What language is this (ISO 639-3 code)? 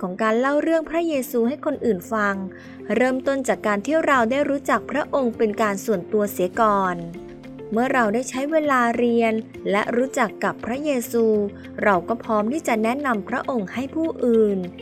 tha